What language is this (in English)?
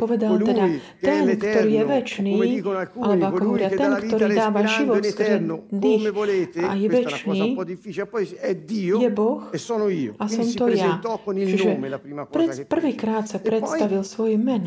Slovak